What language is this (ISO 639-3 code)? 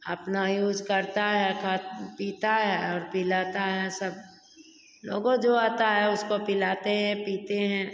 hin